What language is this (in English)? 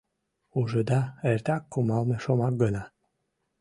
Mari